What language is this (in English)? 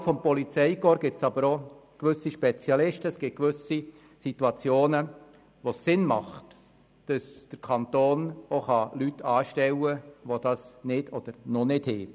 Swiss German